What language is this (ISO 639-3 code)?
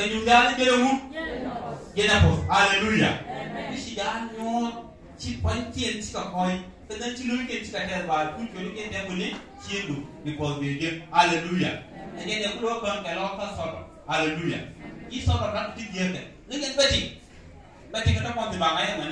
tha